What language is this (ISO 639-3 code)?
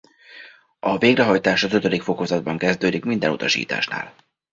hun